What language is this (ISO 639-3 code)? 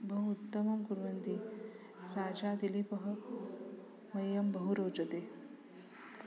san